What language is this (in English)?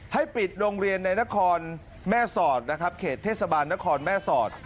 Thai